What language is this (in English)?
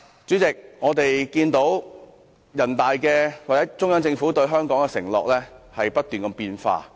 Cantonese